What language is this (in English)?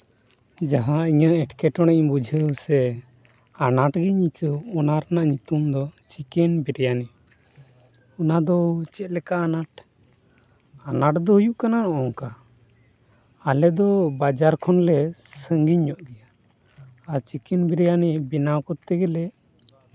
Santali